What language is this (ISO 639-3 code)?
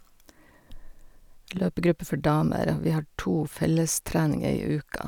nor